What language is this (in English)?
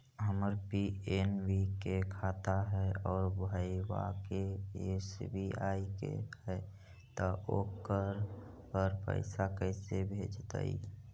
Magahi